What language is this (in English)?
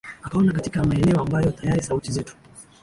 Swahili